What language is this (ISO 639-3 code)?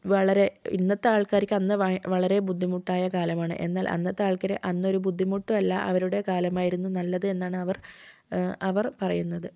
mal